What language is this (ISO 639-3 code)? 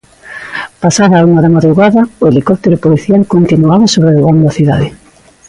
glg